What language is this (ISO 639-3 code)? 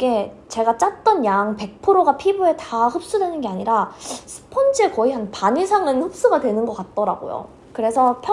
kor